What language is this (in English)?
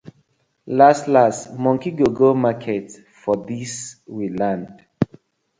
Nigerian Pidgin